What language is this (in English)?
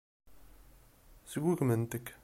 Kabyle